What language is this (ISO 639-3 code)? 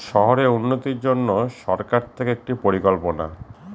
ben